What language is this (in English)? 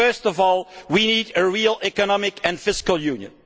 English